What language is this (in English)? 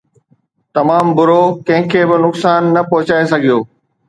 Sindhi